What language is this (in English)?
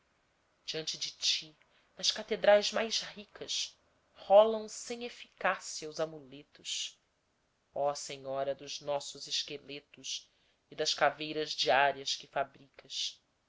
Portuguese